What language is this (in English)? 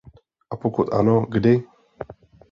Czech